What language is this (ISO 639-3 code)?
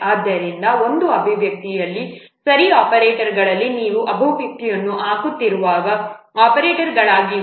kan